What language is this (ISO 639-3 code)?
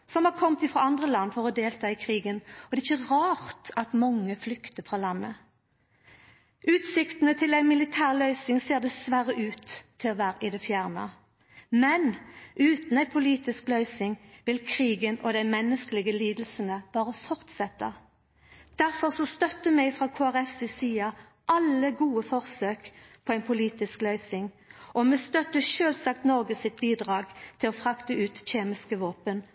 nno